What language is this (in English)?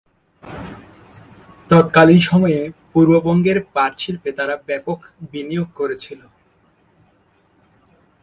Bangla